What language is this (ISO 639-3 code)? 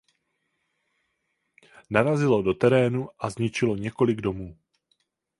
ces